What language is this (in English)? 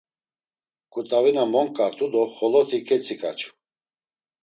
Laz